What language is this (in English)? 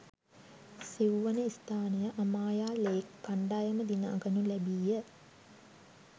Sinhala